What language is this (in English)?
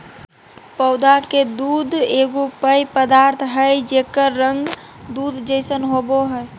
Magahi